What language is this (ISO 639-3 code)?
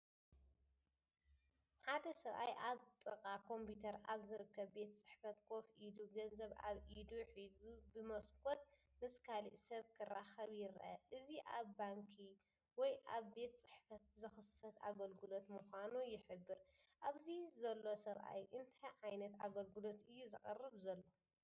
tir